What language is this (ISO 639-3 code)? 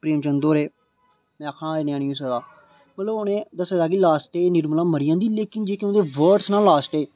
doi